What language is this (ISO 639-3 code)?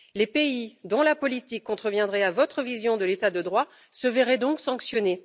fra